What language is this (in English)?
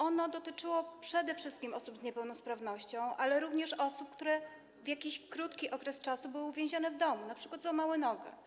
Polish